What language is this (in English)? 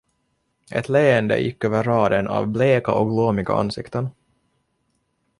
Swedish